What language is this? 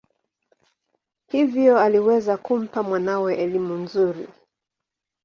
Swahili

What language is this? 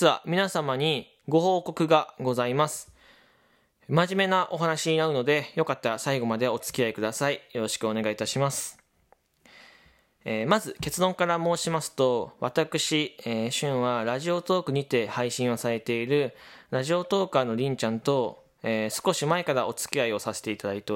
Japanese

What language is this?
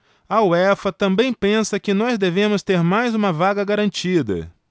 Portuguese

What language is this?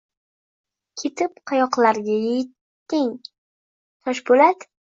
Uzbek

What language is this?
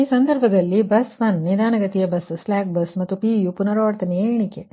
Kannada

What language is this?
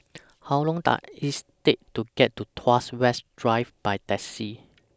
English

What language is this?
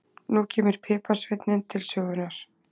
Icelandic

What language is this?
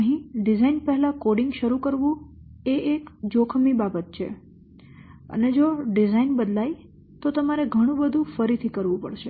Gujarati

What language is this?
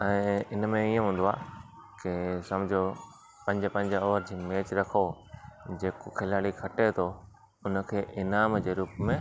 Sindhi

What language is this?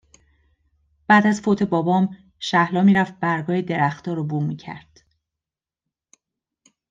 Persian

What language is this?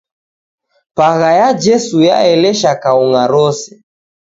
Taita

